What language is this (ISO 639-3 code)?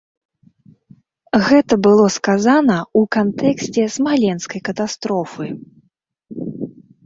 bel